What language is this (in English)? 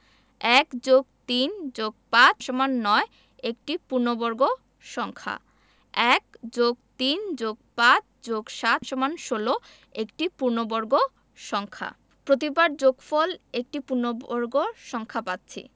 Bangla